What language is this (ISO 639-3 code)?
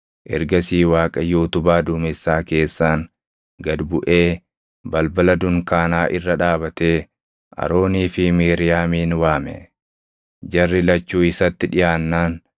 orm